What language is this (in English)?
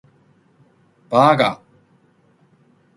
Chinese